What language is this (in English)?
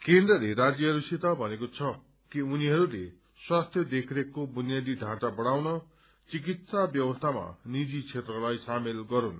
Nepali